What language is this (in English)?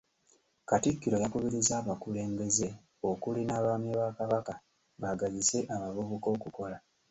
Ganda